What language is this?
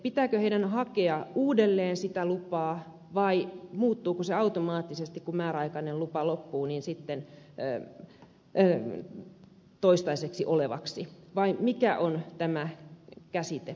Finnish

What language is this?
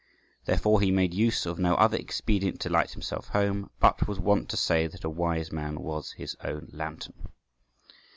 English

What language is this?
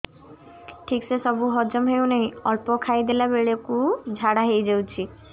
Odia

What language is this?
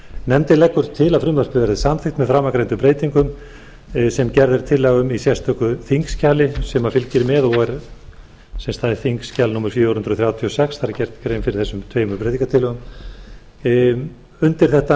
Icelandic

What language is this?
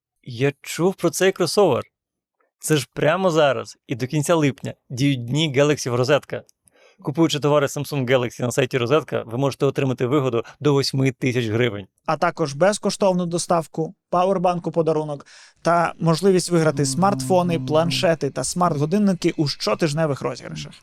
Ukrainian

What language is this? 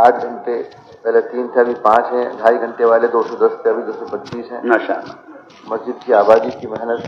Arabic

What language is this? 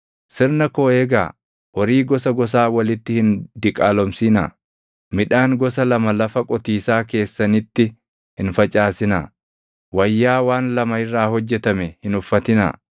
Oromo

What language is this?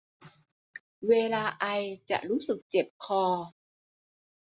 Thai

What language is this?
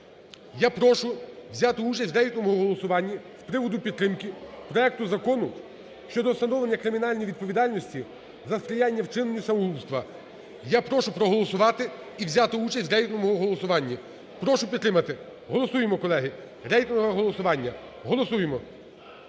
Ukrainian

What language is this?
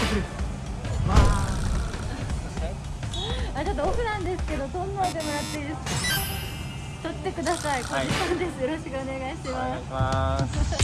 Japanese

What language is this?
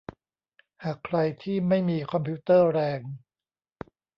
Thai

